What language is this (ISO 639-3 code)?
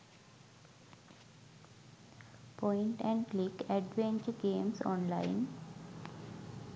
sin